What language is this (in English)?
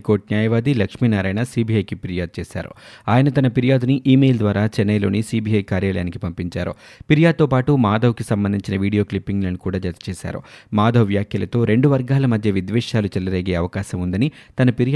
Telugu